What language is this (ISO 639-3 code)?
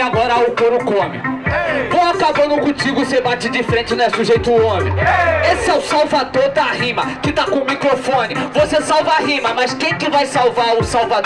por